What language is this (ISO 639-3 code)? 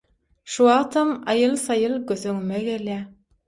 tuk